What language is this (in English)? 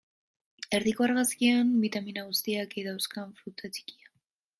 Basque